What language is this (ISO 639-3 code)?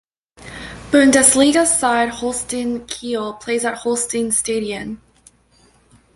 eng